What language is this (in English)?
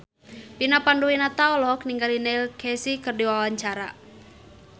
Sundanese